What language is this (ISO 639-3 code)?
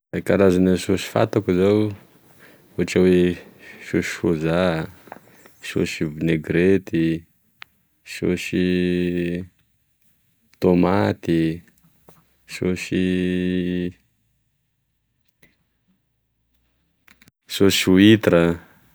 tkg